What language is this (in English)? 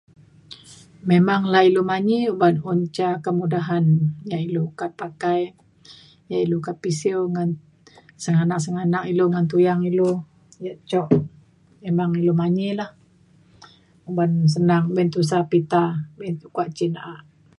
Mainstream Kenyah